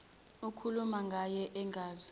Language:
Zulu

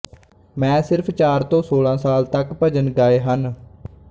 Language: Punjabi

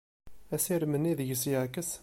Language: Kabyle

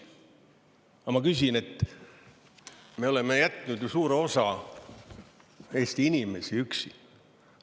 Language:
Estonian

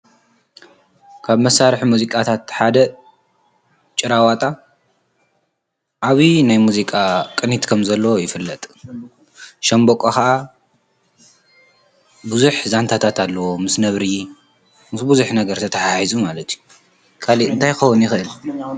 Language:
Tigrinya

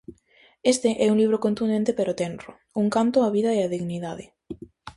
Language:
Galician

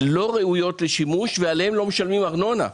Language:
Hebrew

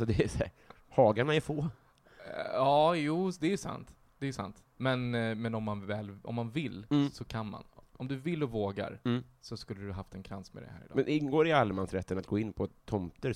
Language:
Swedish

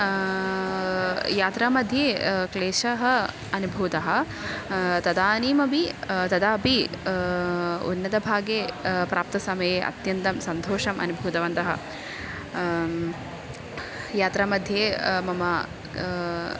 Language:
Sanskrit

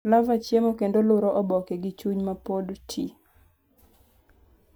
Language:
Luo (Kenya and Tanzania)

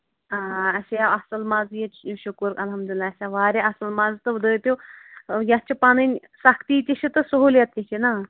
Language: Kashmiri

